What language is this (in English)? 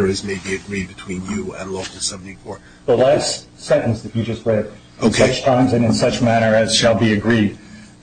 English